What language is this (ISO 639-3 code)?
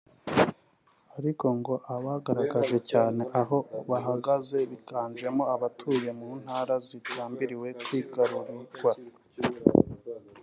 kin